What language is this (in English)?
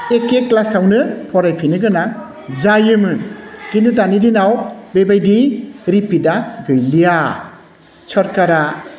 Bodo